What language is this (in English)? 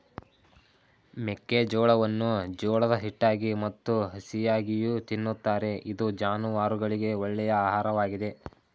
Kannada